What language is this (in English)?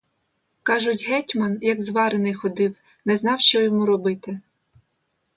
Ukrainian